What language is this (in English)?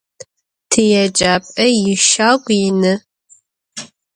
Adyghe